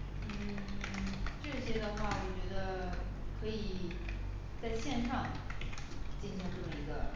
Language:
Chinese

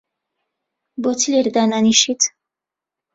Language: Central Kurdish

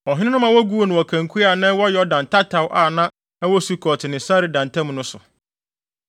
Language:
Akan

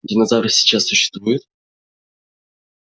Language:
Russian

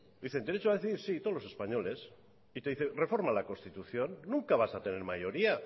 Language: Spanish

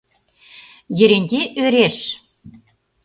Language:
Mari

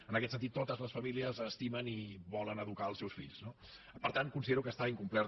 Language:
Catalan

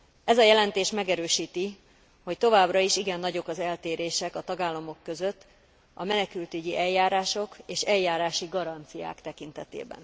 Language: Hungarian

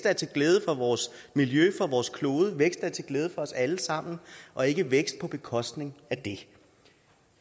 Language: Danish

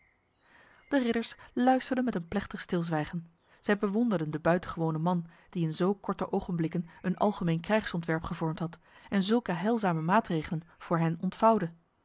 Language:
Dutch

